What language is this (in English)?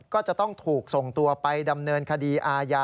Thai